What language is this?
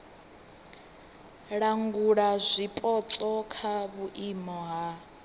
Venda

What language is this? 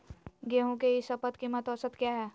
Magahi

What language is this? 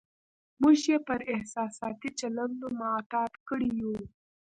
Pashto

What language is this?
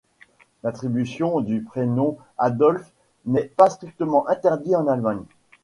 French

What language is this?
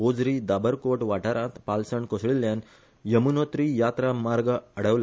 Konkani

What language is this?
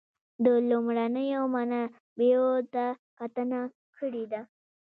Pashto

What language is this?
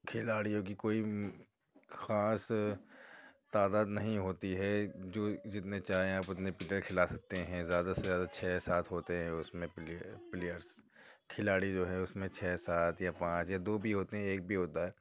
Urdu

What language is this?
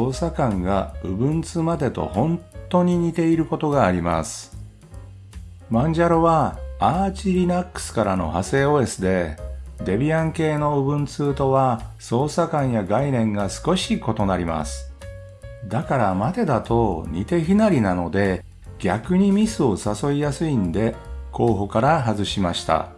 Japanese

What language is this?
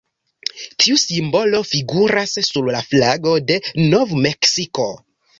Esperanto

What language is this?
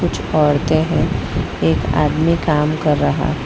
Hindi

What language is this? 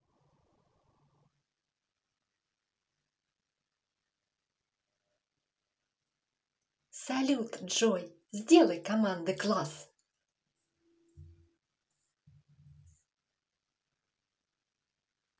Russian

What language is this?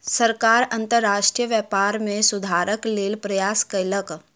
Maithili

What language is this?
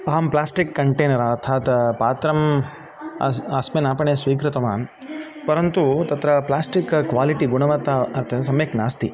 Sanskrit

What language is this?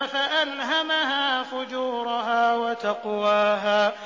Arabic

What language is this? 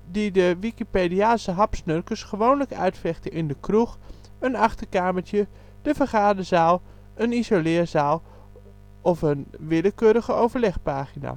Dutch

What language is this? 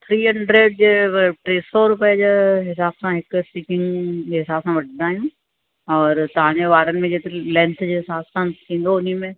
Sindhi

